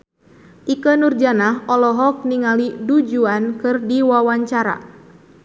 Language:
Sundanese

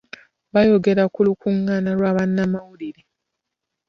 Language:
Ganda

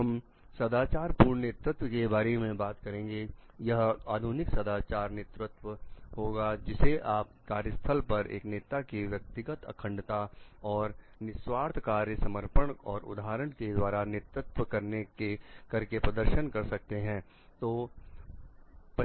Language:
Hindi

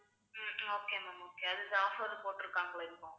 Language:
Tamil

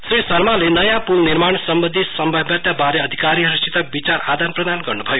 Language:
Nepali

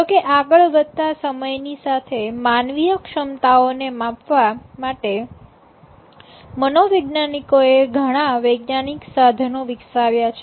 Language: Gujarati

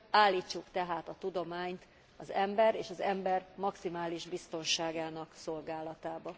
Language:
Hungarian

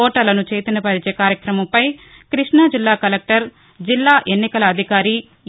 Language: Telugu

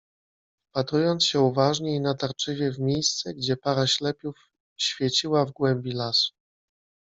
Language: Polish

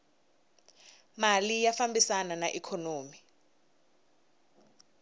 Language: Tsonga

